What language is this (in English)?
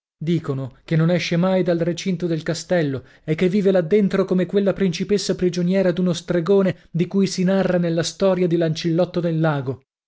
Italian